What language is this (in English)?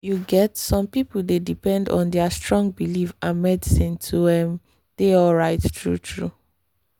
Nigerian Pidgin